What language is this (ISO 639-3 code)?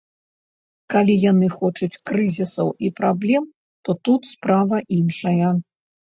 bel